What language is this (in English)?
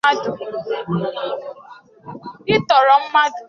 Igbo